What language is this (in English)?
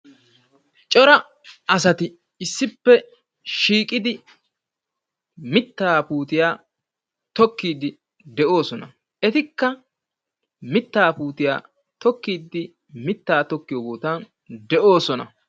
Wolaytta